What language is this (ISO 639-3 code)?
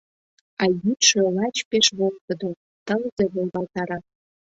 chm